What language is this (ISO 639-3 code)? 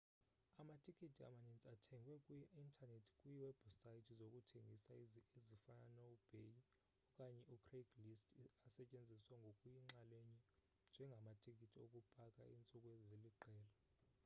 xho